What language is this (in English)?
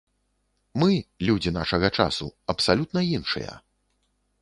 Belarusian